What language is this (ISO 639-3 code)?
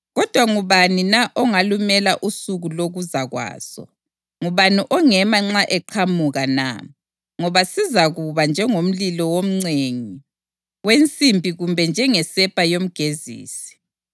nde